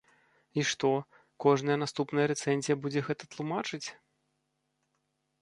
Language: Belarusian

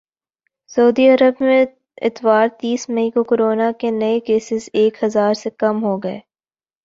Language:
Urdu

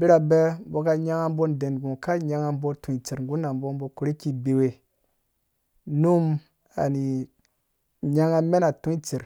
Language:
Dũya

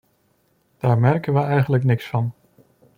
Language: Dutch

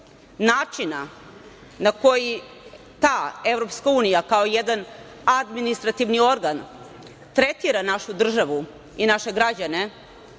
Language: Serbian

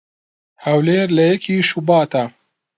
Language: Central Kurdish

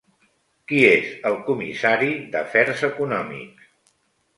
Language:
Catalan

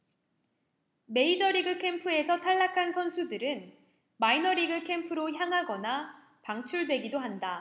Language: Korean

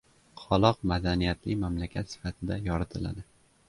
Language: Uzbek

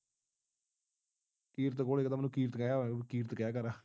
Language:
Punjabi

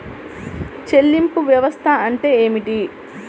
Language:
Telugu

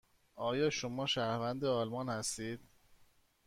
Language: Persian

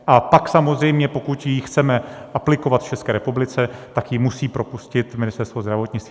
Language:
Czech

